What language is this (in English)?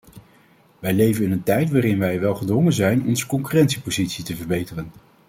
Dutch